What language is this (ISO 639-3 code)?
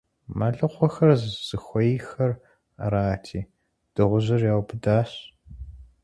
kbd